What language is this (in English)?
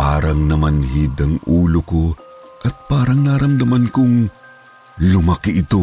Filipino